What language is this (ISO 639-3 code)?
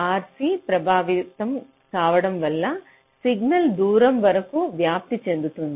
tel